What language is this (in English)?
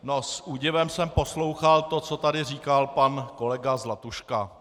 Czech